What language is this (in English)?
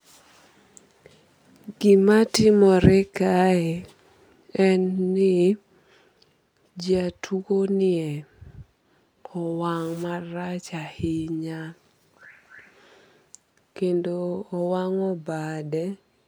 Luo (Kenya and Tanzania)